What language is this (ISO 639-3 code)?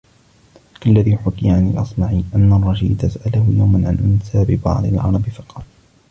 ara